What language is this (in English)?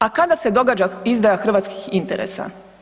Croatian